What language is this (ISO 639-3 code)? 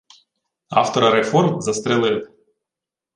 ukr